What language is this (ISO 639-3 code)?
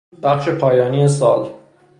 fas